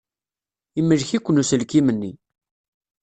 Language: Kabyle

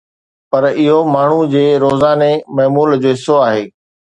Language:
Sindhi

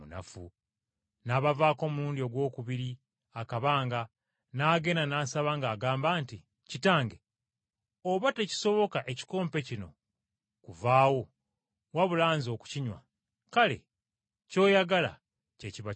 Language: Ganda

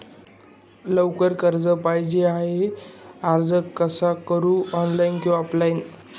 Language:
Marathi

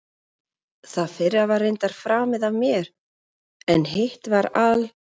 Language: Icelandic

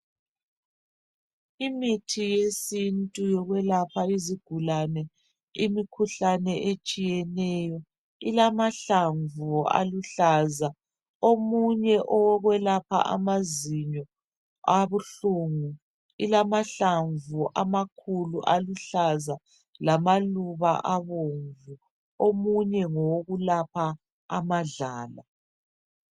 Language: North Ndebele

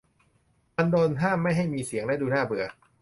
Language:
Thai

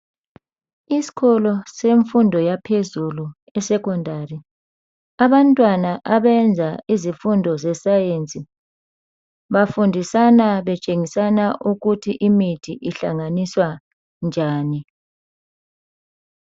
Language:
North Ndebele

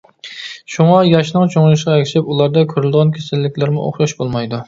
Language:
Uyghur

